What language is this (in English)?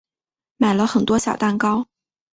Chinese